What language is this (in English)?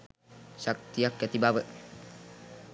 Sinhala